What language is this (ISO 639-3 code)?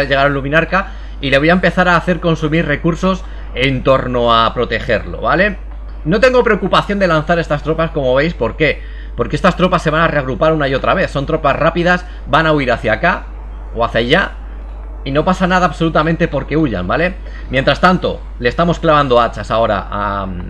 spa